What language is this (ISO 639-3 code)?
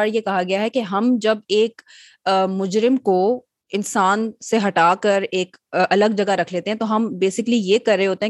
urd